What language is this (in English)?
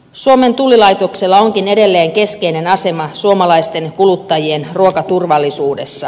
Finnish